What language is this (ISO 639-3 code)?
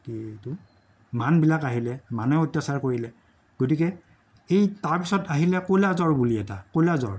asm